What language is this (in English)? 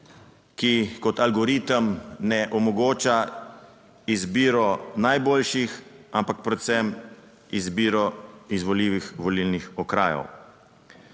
Slovenian